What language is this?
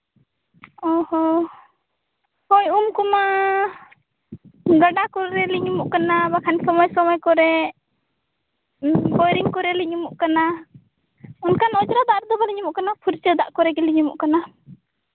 Santali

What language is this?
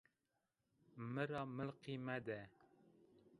Zaza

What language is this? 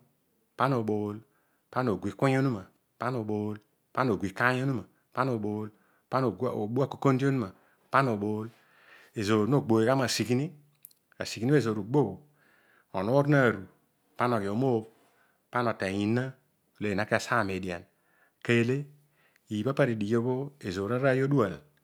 Odual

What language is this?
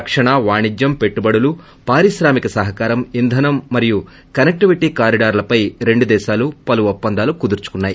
Telugu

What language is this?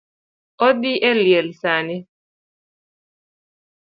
Luo (Kenya and Tanzania)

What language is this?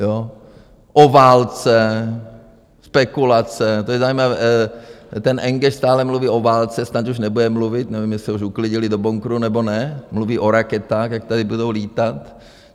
Czech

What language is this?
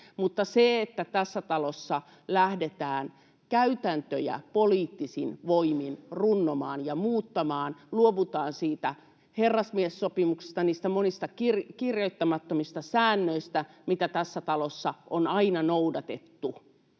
Finnish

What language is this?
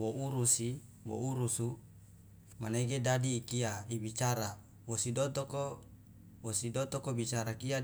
Loloda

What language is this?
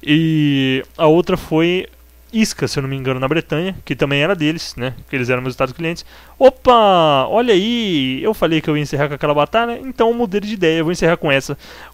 Portuguese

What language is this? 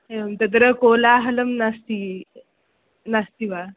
Sanskrit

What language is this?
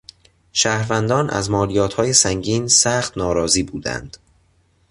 Persian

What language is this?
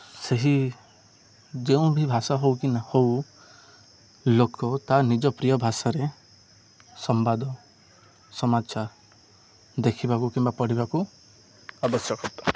Odia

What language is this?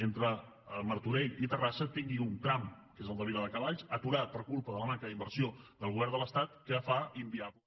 Catalan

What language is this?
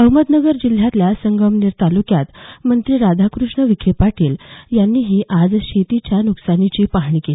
Marathi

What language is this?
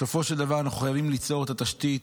Hebrew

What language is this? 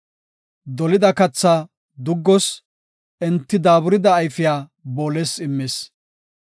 Gofa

